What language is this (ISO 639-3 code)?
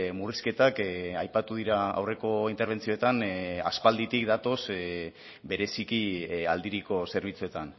eus